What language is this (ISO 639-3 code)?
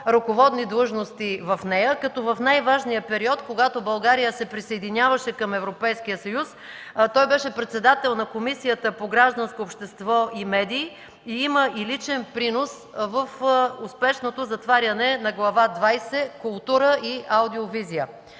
bul